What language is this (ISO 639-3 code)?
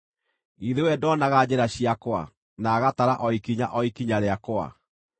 kik